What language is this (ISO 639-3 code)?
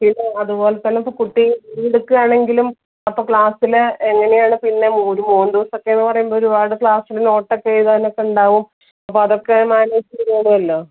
mal